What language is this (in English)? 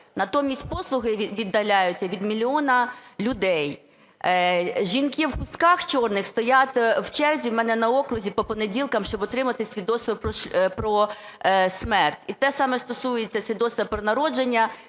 Ukrainian